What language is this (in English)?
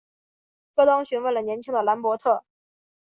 Chinese